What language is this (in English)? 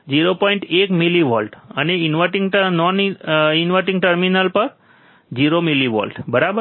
Gujarati